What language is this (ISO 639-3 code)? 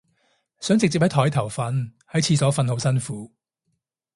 yue